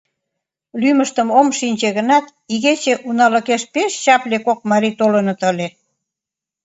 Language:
Mari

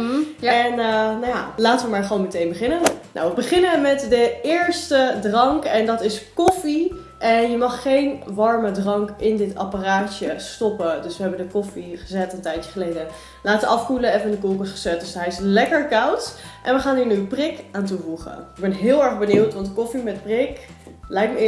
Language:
Dutch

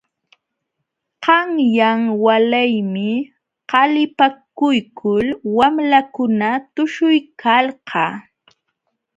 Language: Jauja Wanca Quechua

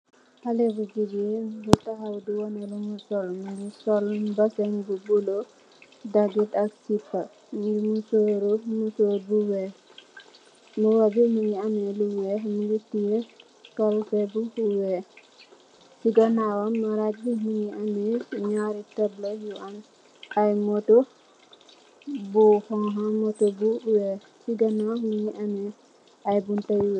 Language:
Wolof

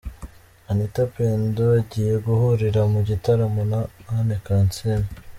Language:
Kinyarwanda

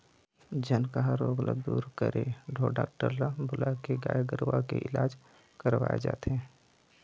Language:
Chhattisgarhi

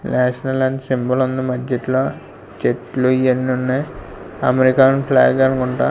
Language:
Telugu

